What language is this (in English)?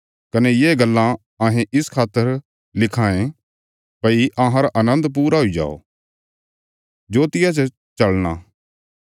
Bilaspuri